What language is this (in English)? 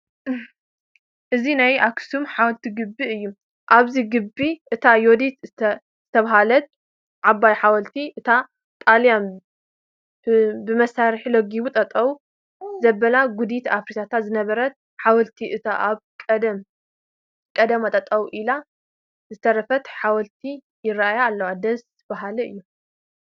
Tigrinya